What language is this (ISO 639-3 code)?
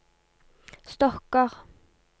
nor